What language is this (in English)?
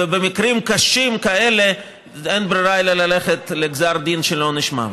Hebrew